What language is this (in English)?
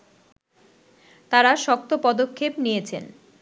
Bangla